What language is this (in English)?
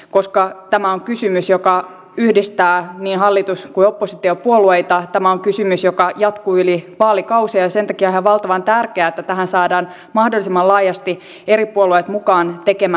Finnish